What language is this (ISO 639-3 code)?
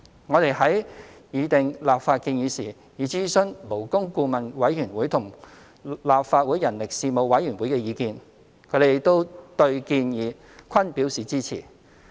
yue